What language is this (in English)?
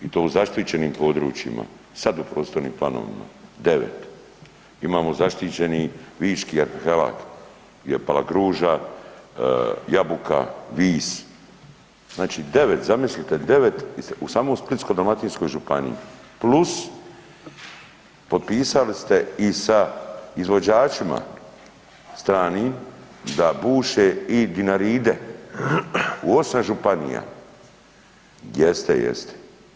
Croatian